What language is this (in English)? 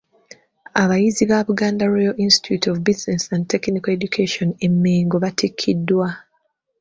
Ganda